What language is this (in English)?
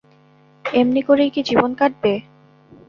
Bangla